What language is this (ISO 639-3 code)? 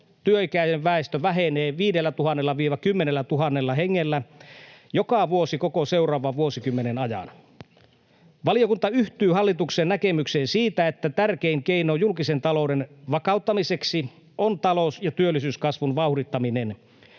fin